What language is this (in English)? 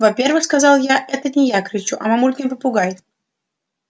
Russian